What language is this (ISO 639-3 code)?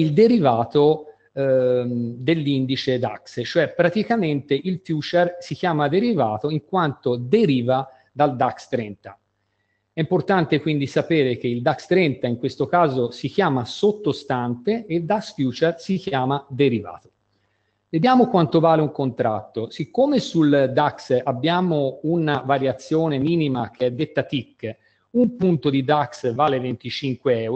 ita